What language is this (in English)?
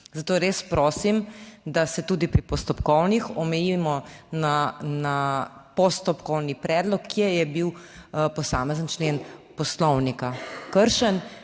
Slovenian